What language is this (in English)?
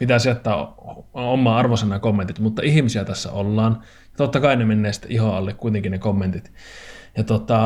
Finnish